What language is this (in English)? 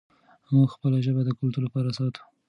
Pashto